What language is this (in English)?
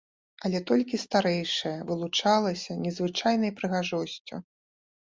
Belarusian